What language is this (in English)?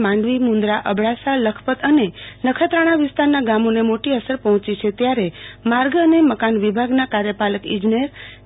Gujarati